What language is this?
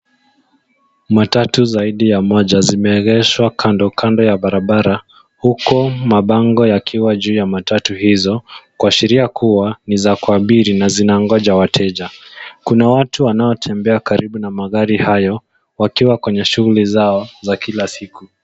Swahili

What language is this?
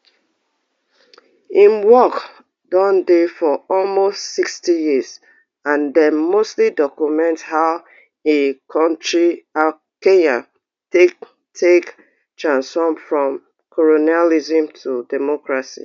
Nigerian Pidgin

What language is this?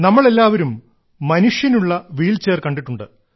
Malayalam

